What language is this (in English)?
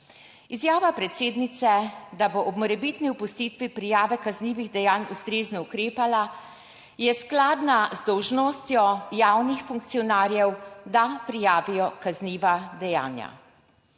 Slovenian